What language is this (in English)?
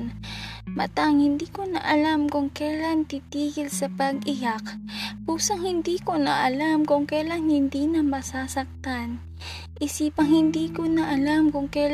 Filipino